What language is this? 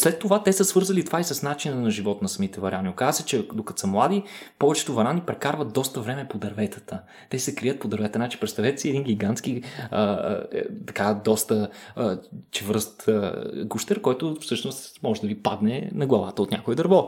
Bulgarian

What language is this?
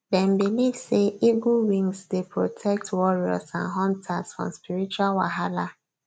Nigerian Pidgin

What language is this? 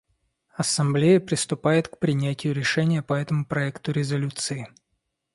Russian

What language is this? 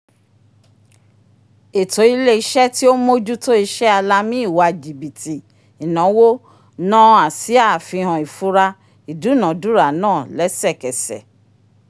Yoruba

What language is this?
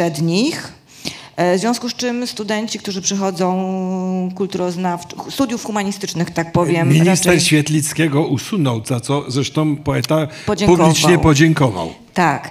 Polish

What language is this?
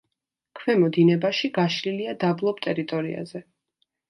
Georgian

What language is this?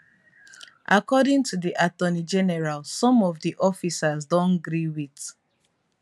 Nigerian Pidgin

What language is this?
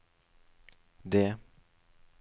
Norwegian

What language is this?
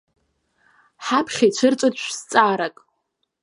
Abkhazian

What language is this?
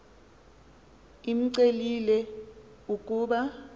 Xhosa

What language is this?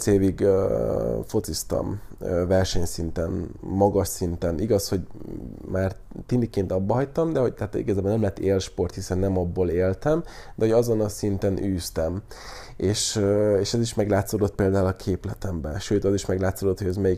Hungarian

